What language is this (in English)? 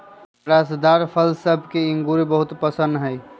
Magahi